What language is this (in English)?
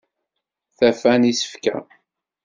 Kabyle